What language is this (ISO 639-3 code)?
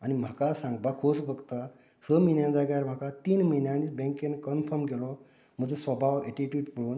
kok